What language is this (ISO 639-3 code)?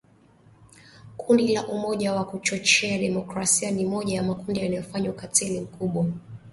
swa